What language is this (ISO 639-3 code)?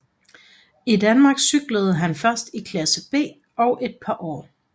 dan